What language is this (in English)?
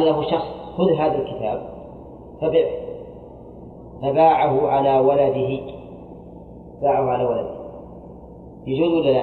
Arabic